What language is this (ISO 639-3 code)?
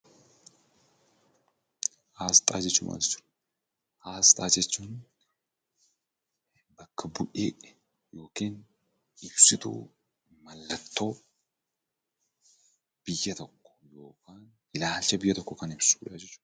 orm